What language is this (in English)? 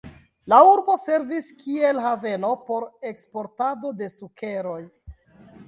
Esperanto